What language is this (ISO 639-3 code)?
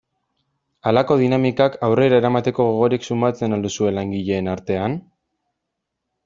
eus